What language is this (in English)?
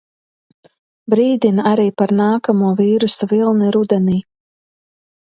Latvian